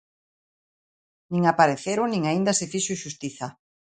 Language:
Galician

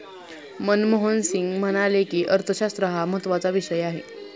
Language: Marathi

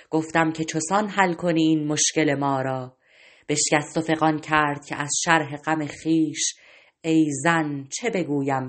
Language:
Persian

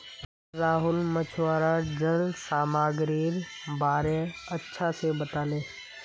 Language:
Magahi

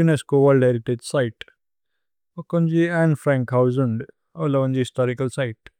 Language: Tulu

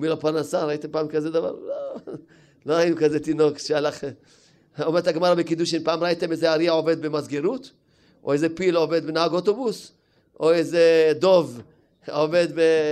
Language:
Hebrew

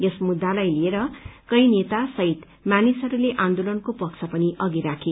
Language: Nepali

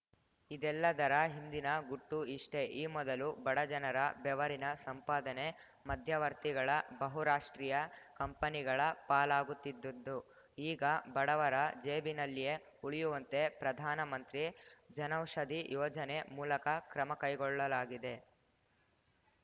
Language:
Kannada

